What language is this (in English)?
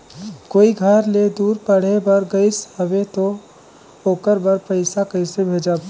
Chhattisgarhi